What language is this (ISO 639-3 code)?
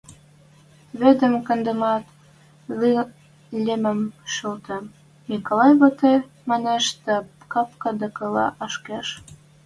mrj